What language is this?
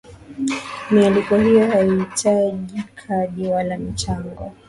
Swahili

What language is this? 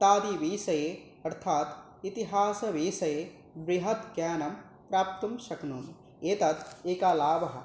Sanskrit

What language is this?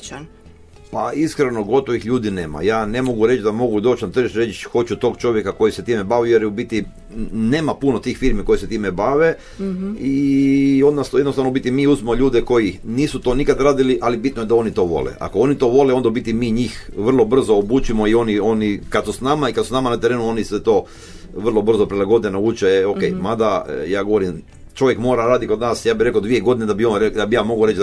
Croatian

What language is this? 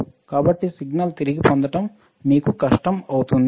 Telugu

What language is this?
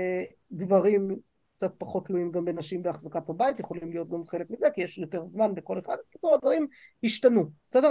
Hebrew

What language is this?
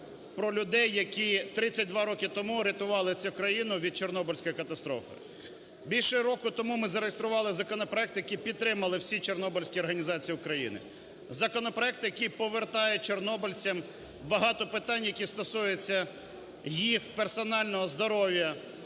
Ukrainian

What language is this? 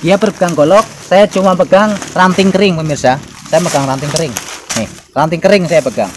Indonesian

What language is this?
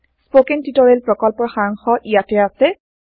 Assamese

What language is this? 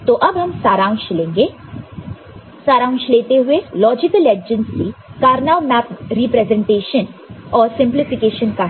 Hindi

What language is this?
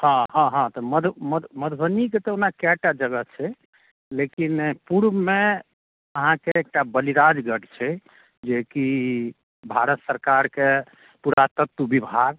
Maithili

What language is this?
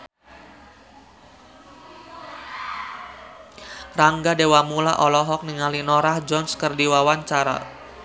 Sundanese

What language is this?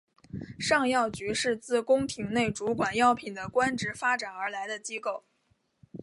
Chinese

